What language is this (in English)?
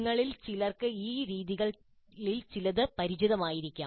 Malayalam